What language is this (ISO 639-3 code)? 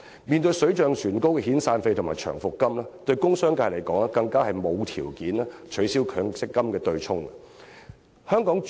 yue